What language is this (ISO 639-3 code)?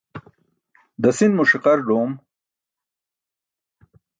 bsk